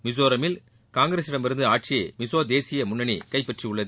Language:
Tamil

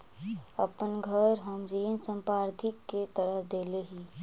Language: Magahi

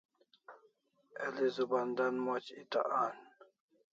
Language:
Kalasha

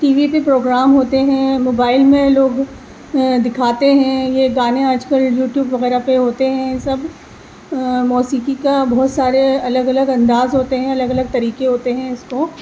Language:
Urdu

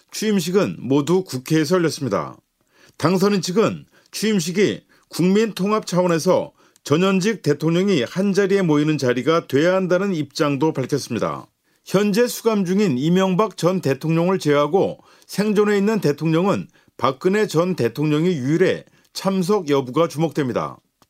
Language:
Korean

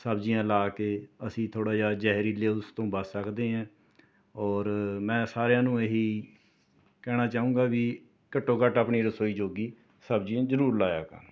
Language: Punjabi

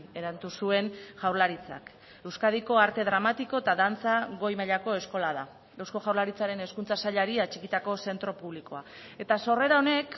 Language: Basque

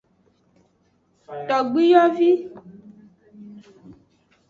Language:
Aja (Benin)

